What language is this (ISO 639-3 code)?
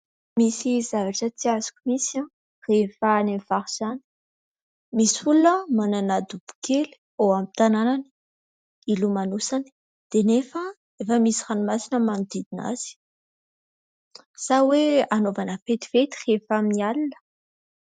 mlg